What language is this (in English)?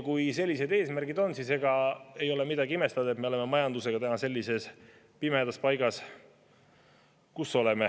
Estonian